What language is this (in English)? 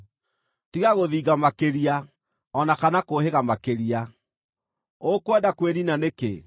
Kikuyu